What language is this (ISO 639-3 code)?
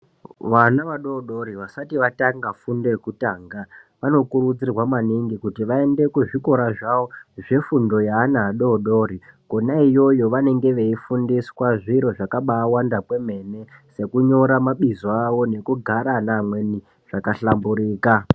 ndc